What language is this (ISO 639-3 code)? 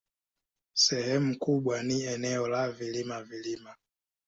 swa